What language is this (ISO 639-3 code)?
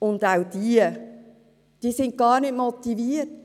gsw